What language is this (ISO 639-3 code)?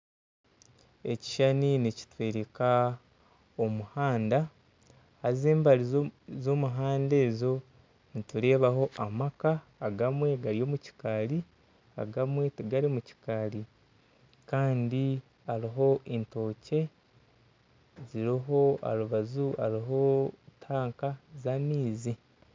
nyn